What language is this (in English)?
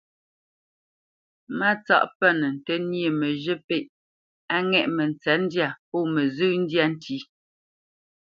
Bamenyam